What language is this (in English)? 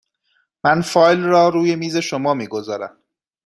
Persian